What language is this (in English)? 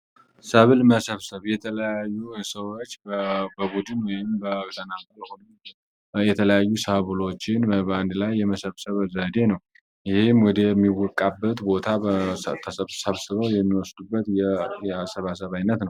Amharic